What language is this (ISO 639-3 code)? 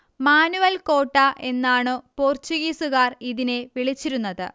mal